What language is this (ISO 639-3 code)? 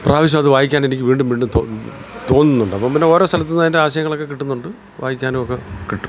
mal